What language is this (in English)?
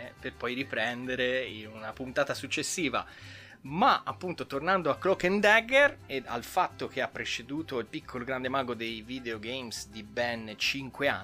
Italian